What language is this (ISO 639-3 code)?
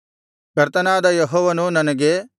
kan